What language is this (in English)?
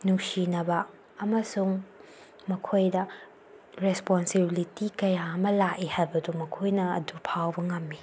Manipuri